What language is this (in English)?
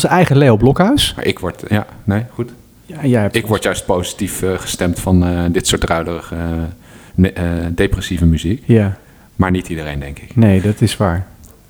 Dutch